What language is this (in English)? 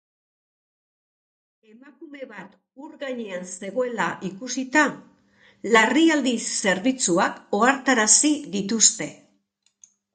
Basque